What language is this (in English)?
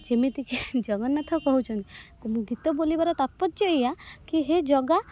Odia